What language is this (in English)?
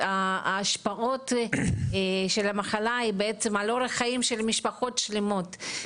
Hebrew